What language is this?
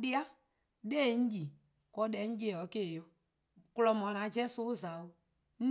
Eastern Krahn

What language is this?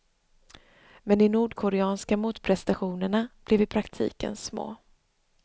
Swedish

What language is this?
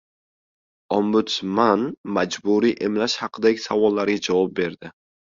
Uzbek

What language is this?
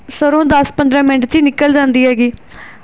Punjabi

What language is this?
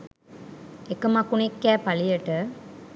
Sinhala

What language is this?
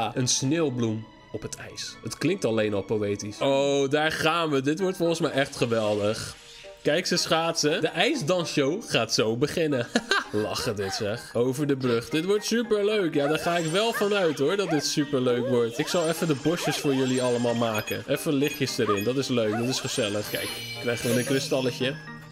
Dutch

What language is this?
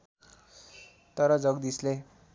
Nepali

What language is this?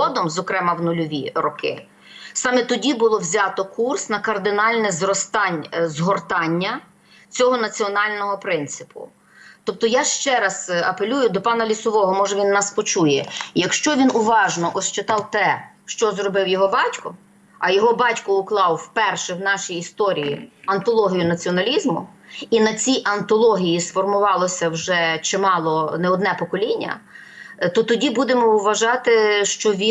Ukrainian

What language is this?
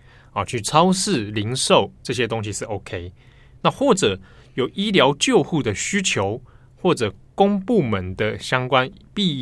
Chinese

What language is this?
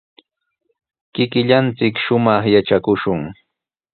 Sihuas Ancash Quechua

